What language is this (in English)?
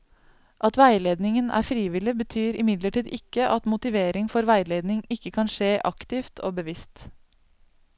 Norwegian